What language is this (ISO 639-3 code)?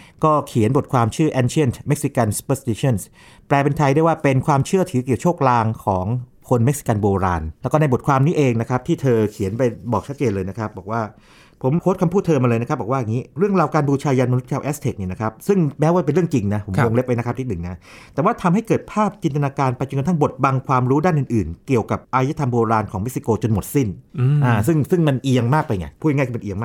tha